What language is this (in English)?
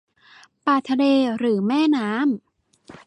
Thai